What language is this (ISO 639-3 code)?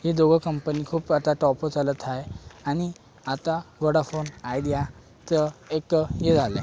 mar